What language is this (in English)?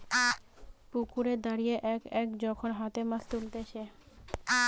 Bangla